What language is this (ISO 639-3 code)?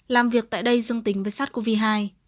vie